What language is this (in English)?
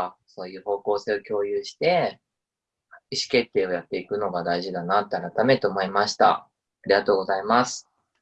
Japanese